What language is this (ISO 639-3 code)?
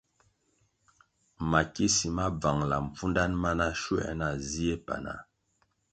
nmg